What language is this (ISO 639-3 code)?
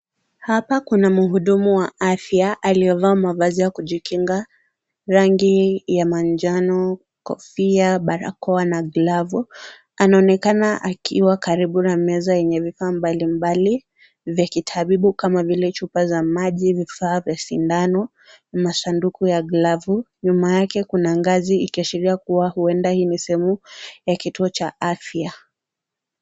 swa